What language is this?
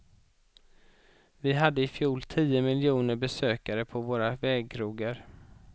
Swedish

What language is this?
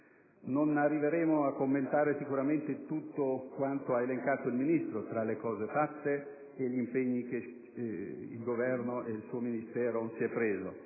Italian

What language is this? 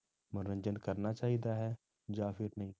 Punjabi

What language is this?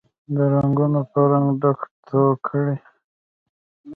Pashto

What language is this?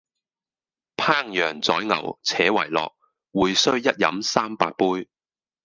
Cantonese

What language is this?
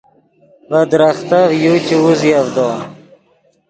Yidgha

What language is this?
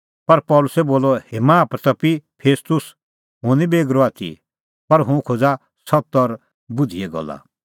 Kullu Pahari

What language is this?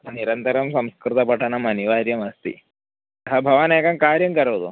Sanskrit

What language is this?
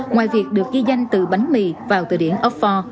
Vietnamese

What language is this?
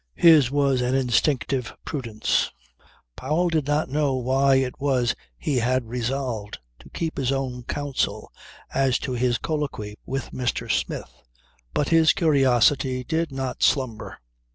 English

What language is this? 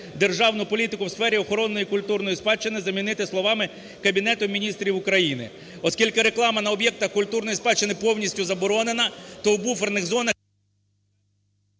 Ukrainian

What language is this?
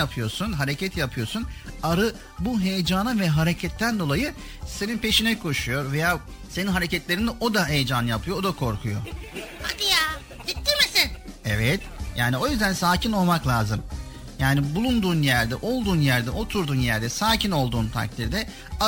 Turkish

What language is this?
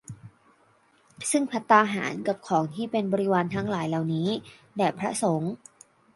Thai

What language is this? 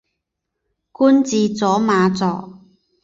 Chinese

